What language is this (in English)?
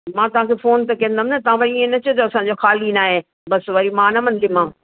Sindhi